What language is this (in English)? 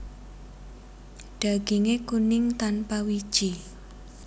Javanese